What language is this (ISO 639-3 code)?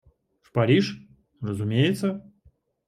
rus